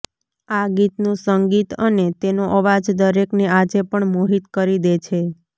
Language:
Gujarati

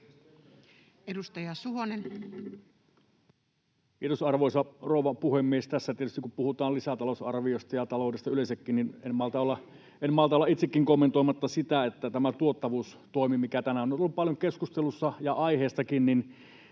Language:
Finnish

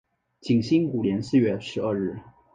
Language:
Chinese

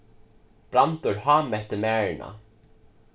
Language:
Faroese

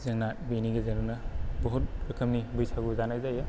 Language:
Bodo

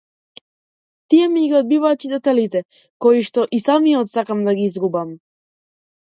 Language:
Macedonian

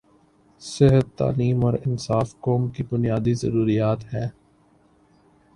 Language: Urdu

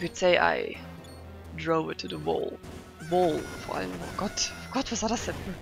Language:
German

